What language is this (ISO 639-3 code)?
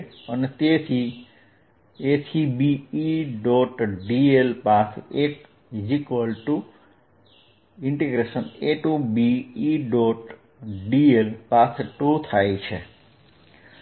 guj